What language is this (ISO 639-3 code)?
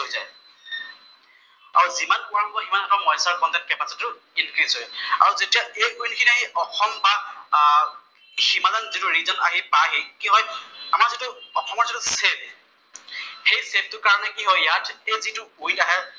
asm